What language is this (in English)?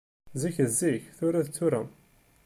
Kabyle